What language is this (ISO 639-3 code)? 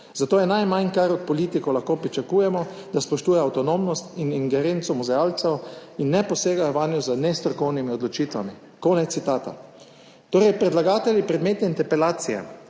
slv